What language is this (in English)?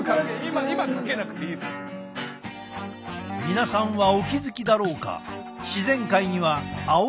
Japanese